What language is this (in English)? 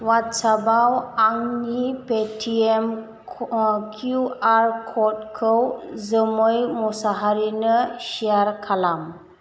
Bodo